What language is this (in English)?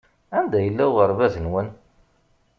Kabyle